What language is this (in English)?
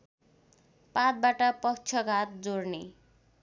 Nepali